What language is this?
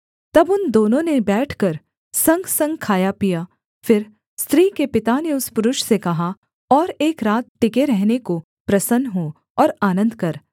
Hindi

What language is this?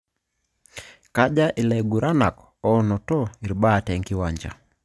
Masai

